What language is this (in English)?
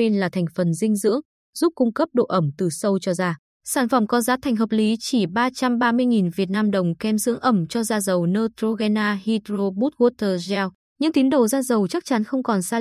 Vietnamese